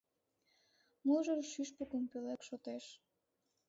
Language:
Mari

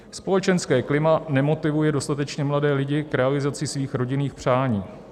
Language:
Czech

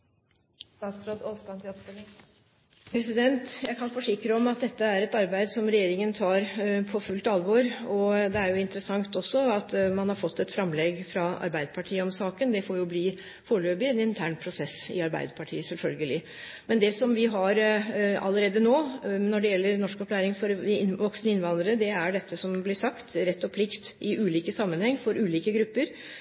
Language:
Norwegian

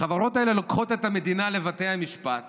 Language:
Hebrew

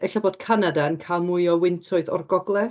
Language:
Welsh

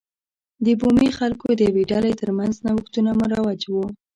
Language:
Pashto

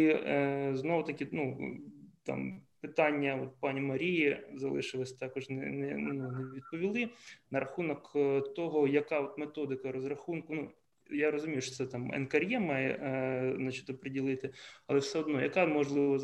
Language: Ukrainian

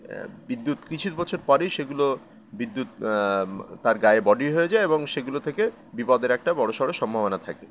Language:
Bangla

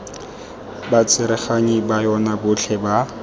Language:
Tswana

